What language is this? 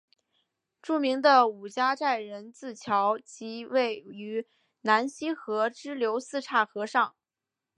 Chinese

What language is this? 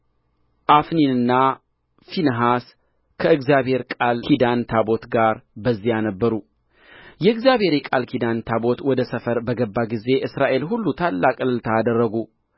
Amharic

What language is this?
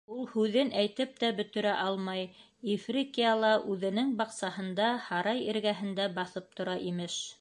Bashkir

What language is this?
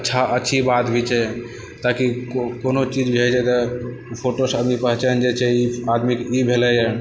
Maithili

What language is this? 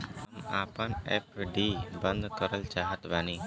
Bhojpuri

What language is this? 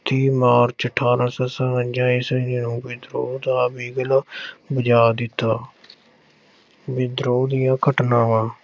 Punjabi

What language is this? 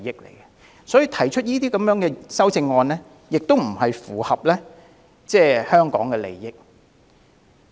Cantonese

